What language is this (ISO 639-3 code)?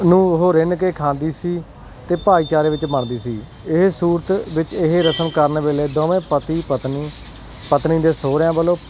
pan